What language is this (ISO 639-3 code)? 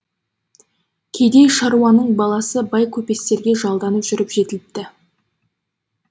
kaz